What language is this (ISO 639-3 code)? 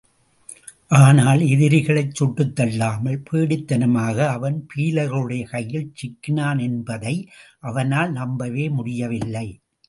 tam